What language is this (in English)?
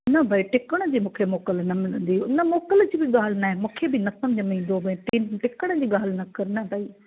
Sindhi